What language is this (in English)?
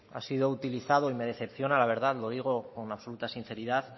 Spanish